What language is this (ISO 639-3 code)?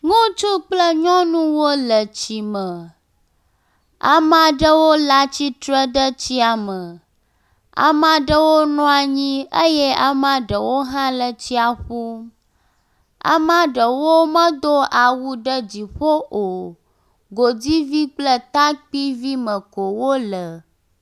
ewe